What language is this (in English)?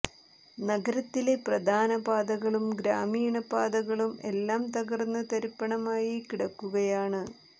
Malayalam